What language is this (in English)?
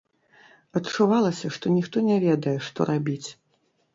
Belarusian